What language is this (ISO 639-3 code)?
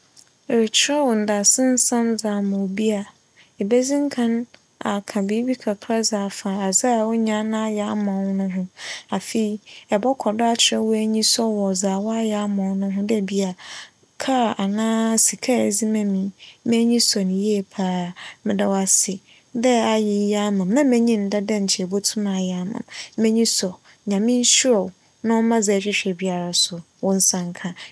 aka